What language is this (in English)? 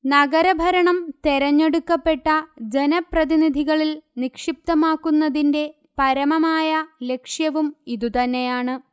Malayalam